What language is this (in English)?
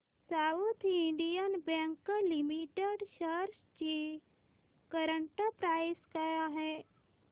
Marathi